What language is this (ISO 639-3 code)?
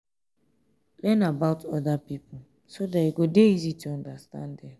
pcm